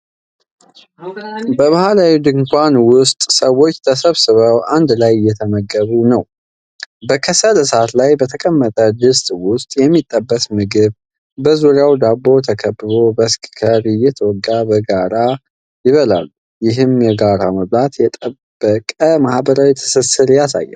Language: Amharic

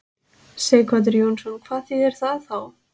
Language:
Icelandic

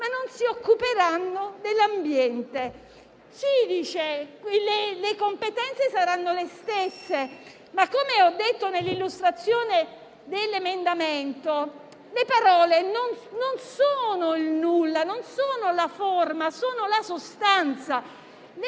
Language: Italian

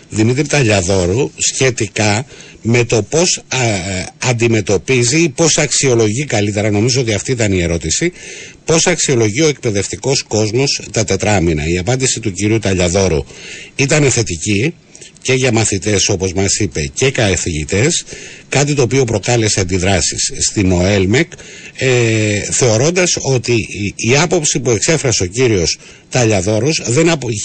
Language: Greek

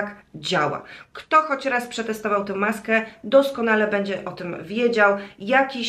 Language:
Polish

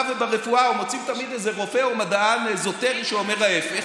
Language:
Hebrew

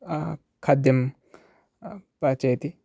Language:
Sanskrit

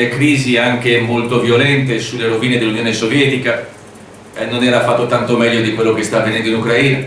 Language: Italian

